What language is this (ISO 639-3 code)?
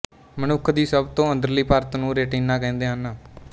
pan